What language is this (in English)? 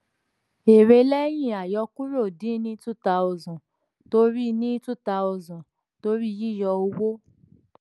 Yoruba